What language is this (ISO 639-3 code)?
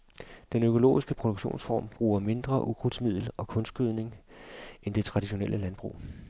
dan